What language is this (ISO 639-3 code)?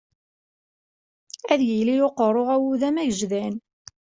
kab